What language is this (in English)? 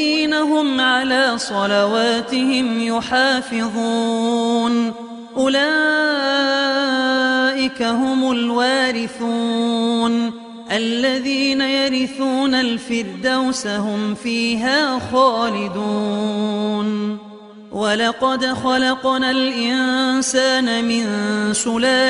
Arabic